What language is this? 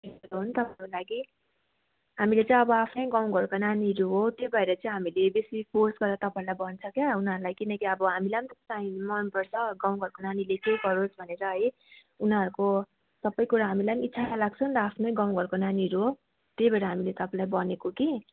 Nepali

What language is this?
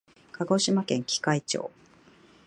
Japanese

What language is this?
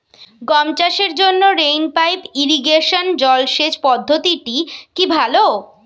Bangla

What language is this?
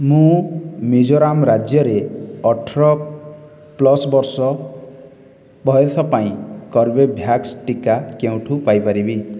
Odia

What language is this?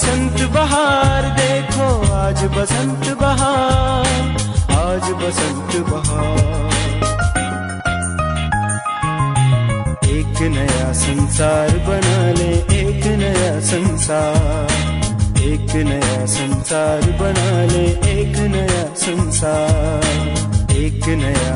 Hindi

